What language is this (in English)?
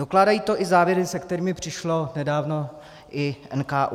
Czech